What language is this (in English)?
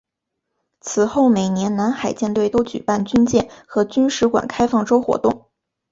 Chinese